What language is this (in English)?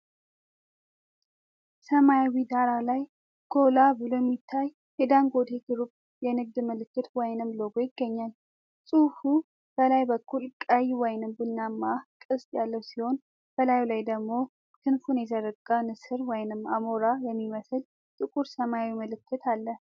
Amharic